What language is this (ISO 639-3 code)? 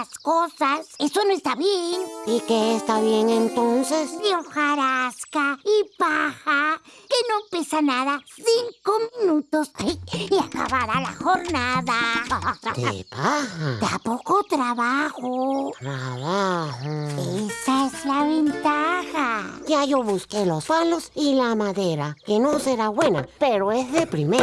spa